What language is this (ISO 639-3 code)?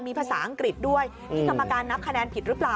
tha